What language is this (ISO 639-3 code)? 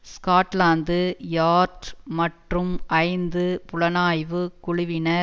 tam